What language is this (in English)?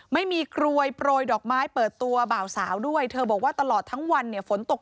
Thai